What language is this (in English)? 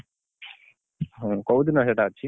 Odia